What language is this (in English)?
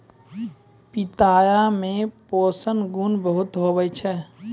Maithili